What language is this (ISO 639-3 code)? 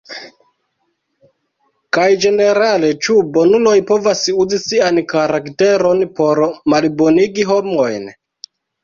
epo